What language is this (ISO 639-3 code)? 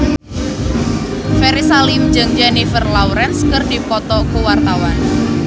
sun